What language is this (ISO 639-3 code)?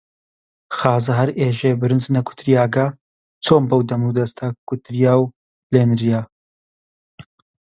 ckb